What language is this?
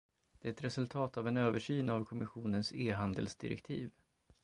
Swedish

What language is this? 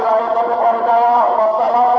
Indonesian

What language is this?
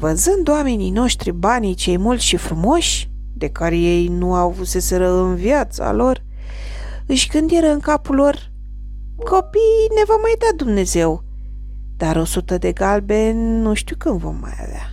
Romanian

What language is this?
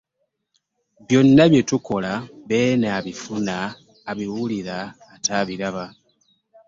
Ganda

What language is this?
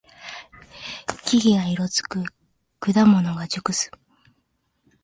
Japanese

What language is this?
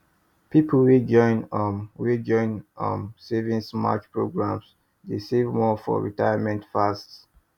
Nigerian Pidgin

